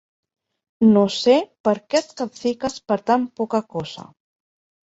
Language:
Catalan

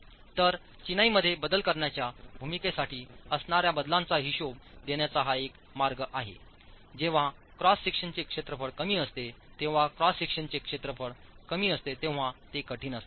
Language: Marathi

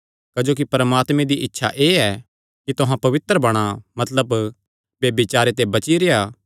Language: Kangri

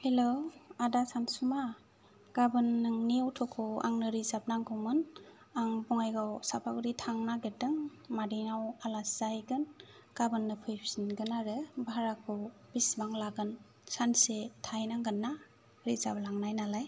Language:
Bodo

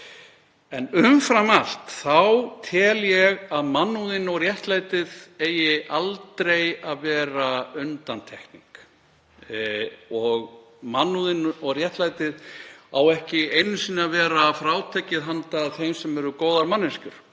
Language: Icelandic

